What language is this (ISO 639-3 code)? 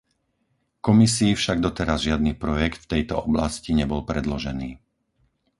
slk